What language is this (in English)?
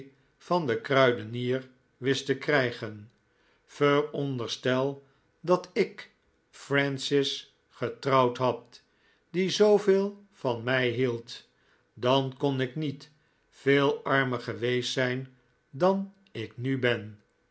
Dutch